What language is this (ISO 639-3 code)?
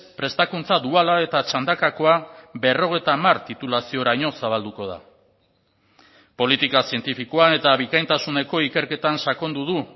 eus